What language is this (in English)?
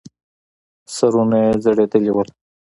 Pashto